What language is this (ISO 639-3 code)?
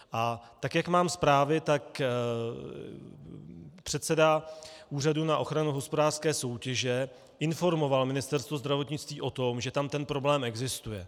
ces